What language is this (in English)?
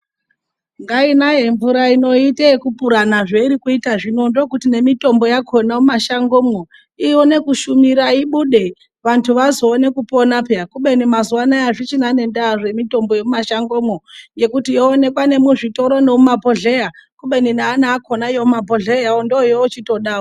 Ndau